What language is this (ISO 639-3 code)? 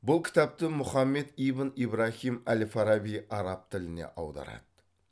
kaz